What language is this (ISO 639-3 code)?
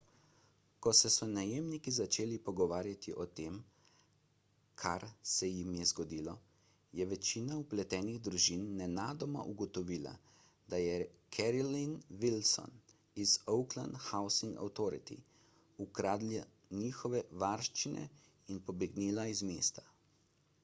slv